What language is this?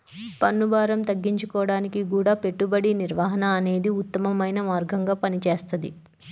Telugu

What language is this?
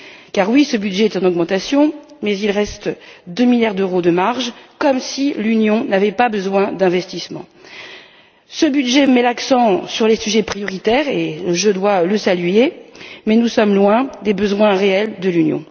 French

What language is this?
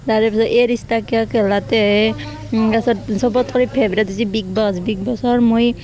Assamese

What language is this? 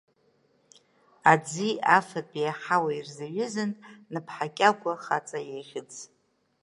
Abkhazian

